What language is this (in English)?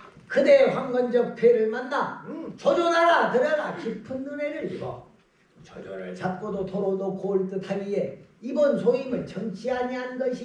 Korean